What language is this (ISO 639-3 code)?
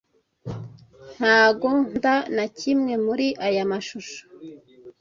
kin